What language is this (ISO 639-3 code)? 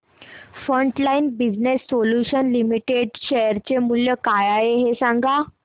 mar